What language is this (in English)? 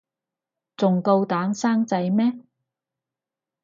Cantonese